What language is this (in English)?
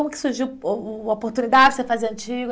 Portuguese